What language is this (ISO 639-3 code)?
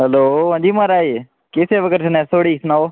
doi